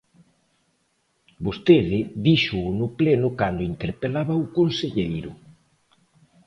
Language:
Galician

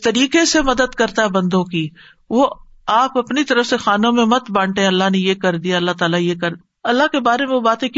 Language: Urdu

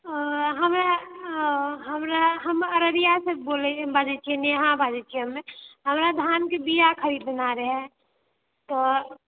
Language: Maithili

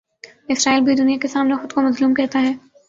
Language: Urdu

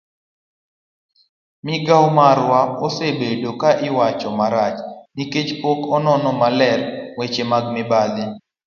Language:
Luo (Kenya and Tanzania)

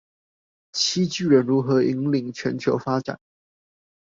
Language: Chinese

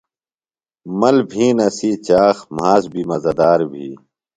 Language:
Phalura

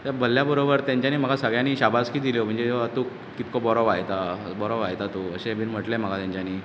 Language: Konkani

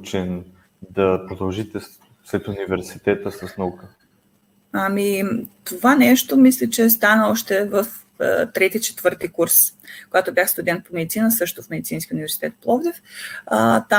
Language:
Bulgarian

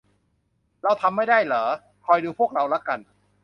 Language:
Thai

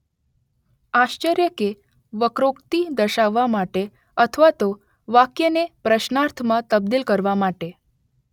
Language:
Gujarati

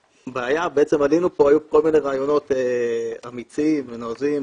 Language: Hebrew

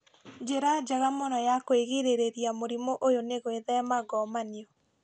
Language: Kikuyu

